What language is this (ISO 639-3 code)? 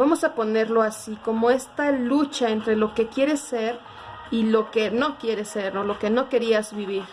spa